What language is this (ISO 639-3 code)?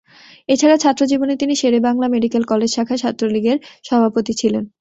ben